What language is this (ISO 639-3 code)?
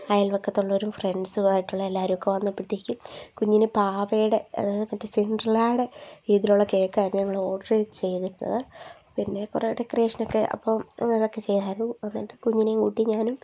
mal